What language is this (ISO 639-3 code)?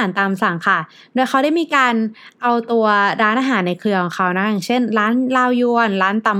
tha